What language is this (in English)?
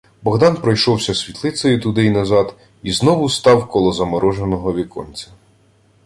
Ukrainian